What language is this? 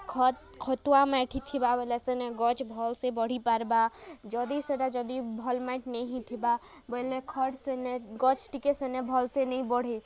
Odia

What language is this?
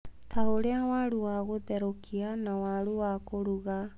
Kikuyu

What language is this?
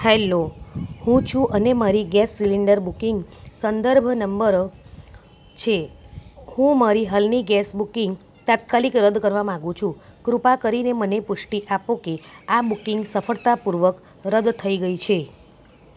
Gujarati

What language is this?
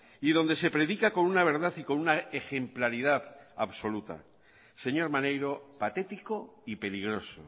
Spanish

